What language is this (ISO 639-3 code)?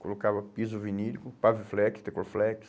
por